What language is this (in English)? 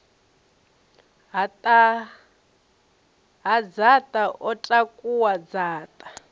Venda